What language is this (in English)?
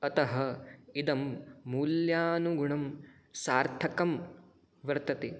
Sanskrit